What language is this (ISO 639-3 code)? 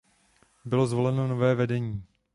ces